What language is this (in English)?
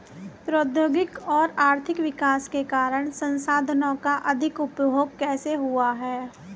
Hindi